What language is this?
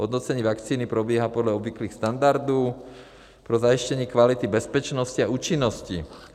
Czech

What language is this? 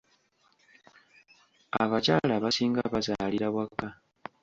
Ganda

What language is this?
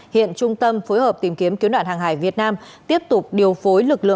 Vietnamese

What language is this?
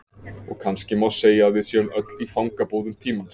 Icelandic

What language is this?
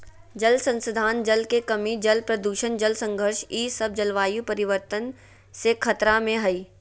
Magahi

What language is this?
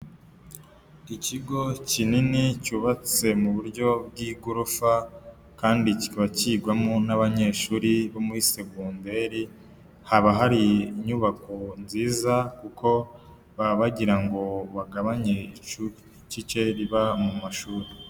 Kinyarwanda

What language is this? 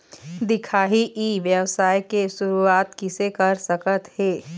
Chhattisgarhi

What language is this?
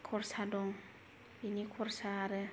Bodo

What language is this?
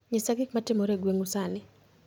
Luo (Kenya and Tanzania)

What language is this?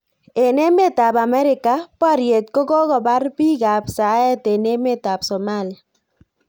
Kalenjin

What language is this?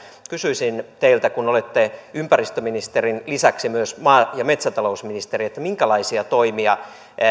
Finnish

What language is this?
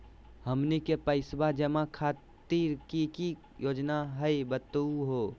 Magahi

